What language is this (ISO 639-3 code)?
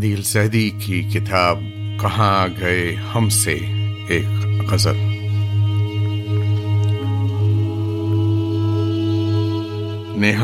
urd